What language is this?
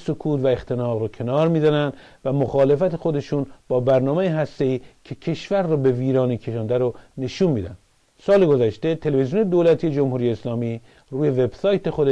Persian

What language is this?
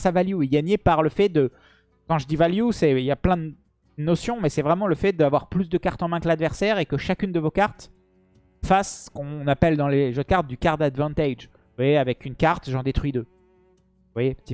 French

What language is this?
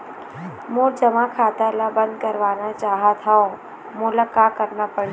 Chhattisgarhi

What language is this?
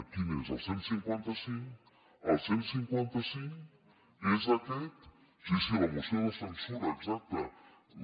Catalan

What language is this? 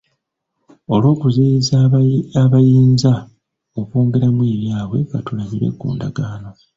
Ganda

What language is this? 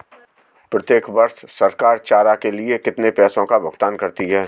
Hindi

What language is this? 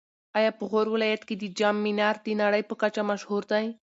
Pashto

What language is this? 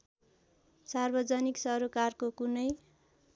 Nepali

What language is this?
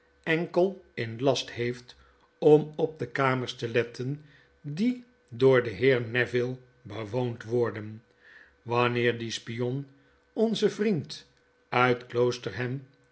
Dutch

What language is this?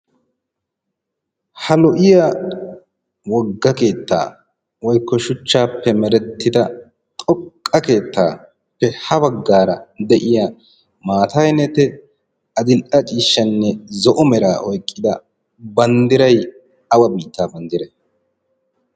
Wolaytta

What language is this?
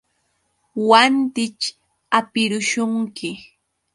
Yauyos Quechua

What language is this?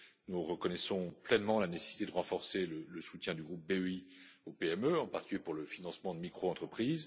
French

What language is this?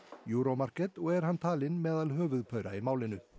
Icelandic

